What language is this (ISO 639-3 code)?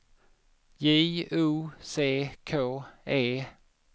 swe